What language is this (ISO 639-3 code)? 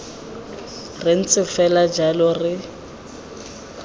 tsn